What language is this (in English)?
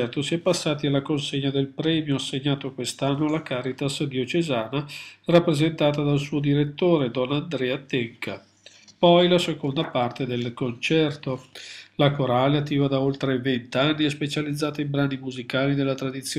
Italian